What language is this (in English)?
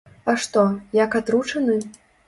Belarusian